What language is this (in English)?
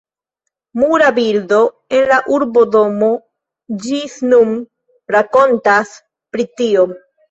Esperanto